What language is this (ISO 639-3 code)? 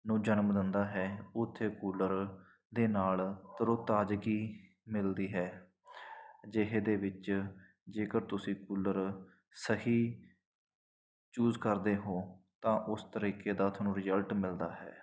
pan